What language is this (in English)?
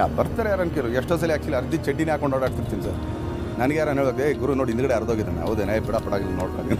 Norwegian